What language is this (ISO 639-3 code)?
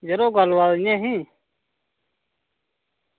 doi